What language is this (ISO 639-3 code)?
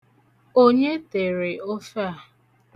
ibo